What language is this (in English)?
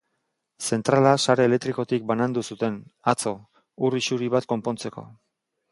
Basque